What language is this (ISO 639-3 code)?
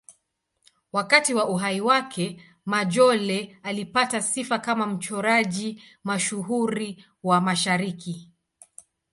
swa